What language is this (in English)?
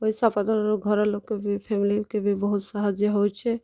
Odia